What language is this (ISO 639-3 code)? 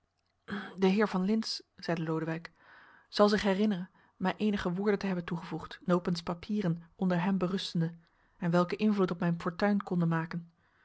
nld